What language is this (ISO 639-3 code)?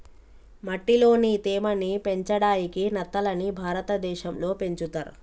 tel